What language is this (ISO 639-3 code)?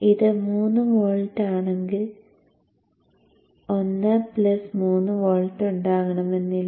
mal